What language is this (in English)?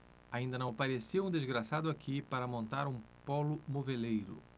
Portuguese